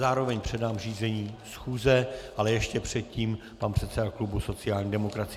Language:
Czech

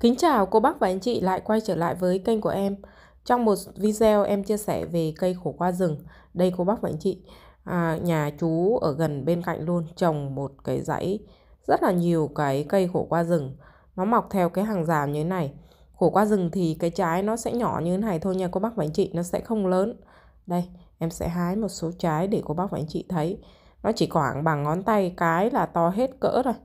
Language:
Vietnamese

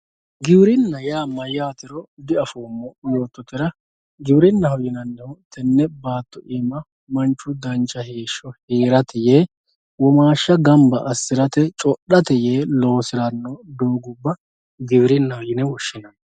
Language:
Sidamo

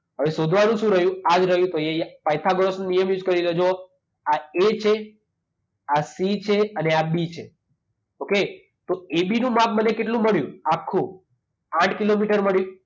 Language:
Gujarati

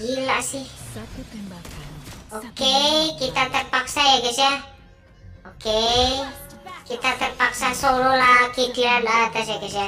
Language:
Indonesian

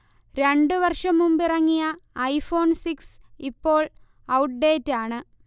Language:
Malayalam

